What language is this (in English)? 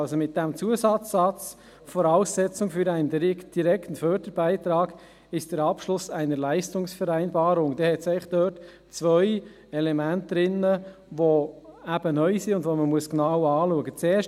Swiss German